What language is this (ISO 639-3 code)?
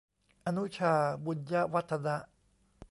tha